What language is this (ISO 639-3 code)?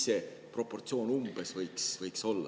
est